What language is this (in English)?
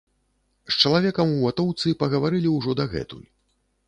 Belarusian